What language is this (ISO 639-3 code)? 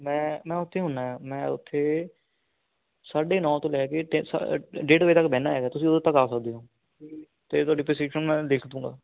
pan